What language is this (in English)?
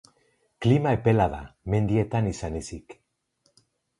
Basque